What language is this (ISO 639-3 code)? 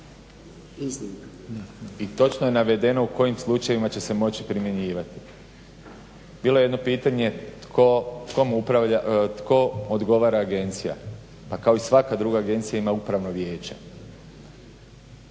hrv